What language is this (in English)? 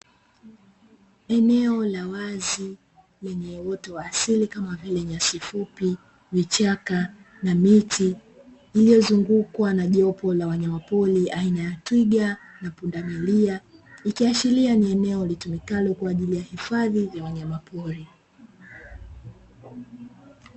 Swahili